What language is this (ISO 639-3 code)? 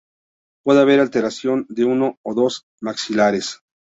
spa